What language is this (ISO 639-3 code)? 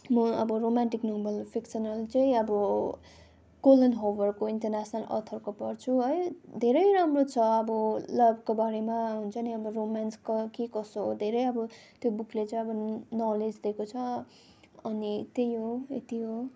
nep